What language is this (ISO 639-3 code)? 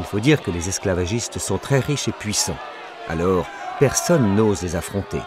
fra